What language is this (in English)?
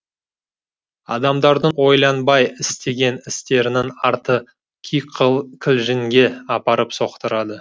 Kazakh